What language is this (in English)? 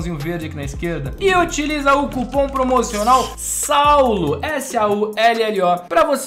Portuguese